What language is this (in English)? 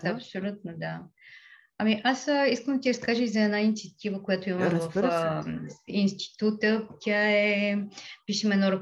Bulgarian